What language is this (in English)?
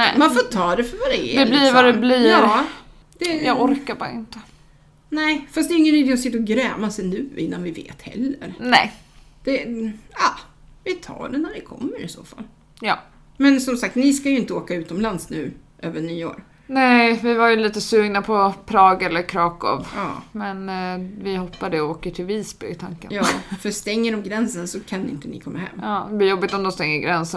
Swedish